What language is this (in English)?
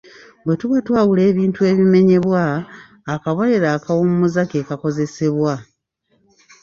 Ganda